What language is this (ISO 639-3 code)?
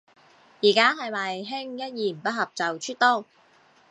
yue